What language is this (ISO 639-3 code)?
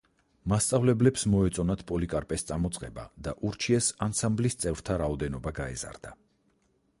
kat